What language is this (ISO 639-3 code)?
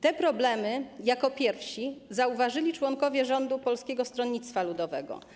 pol